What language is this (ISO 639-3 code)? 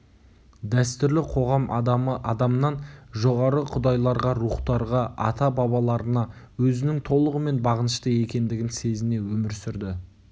kaz